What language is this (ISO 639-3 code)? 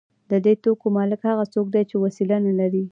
pus